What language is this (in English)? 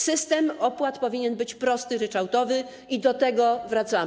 Polish